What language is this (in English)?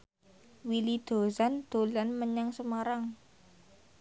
Javanese